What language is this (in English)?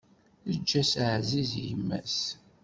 Kabyle